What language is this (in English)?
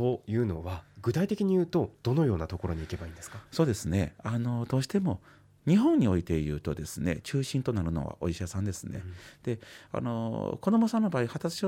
Japanese